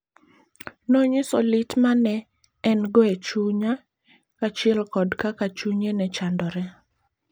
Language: Luo (Kenya and Tanzania)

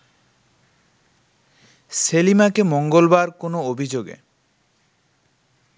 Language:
Bangla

